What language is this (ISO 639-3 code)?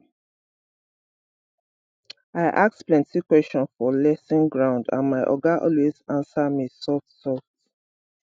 pcm